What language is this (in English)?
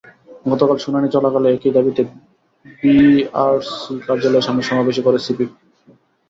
Bangla